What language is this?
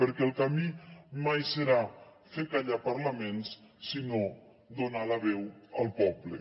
Catalan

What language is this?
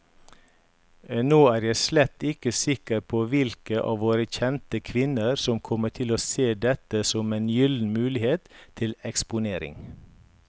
Norwegian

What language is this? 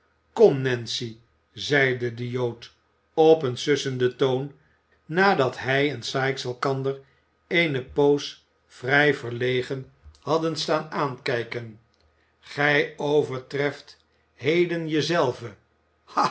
Dutch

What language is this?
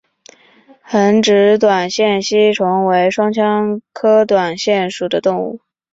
Chinese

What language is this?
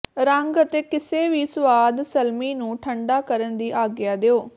Punjabi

